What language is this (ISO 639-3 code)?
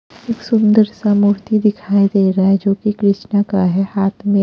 hin